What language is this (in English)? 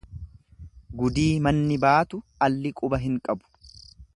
Oromo